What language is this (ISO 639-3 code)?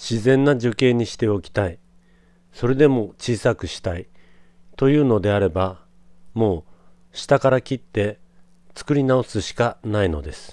jpn